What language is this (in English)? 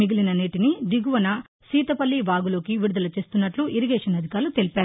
Telugu